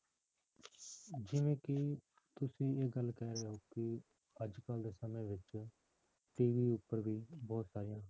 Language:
Punjabi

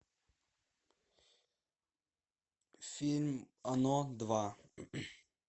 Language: Russian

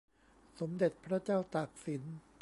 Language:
Thai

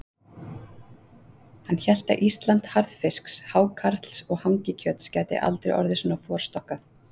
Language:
Icelandic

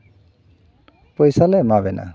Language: Santali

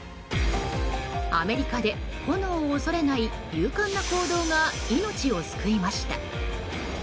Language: Japanese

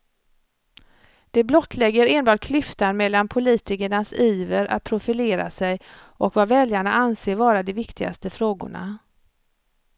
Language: Swedish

